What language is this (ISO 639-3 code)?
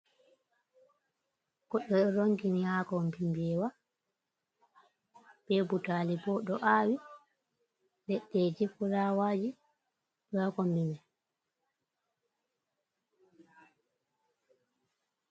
ful